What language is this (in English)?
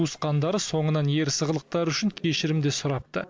Kazakh